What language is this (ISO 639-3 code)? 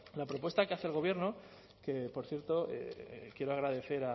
spa